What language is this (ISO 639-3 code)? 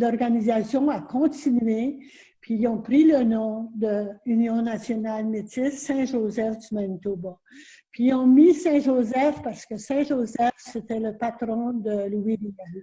fra